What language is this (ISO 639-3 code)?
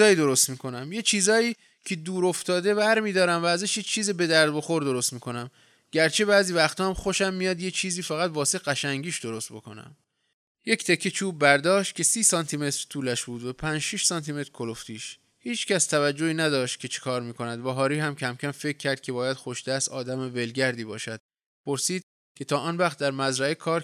fas